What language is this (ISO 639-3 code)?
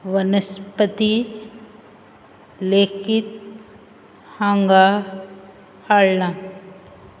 kok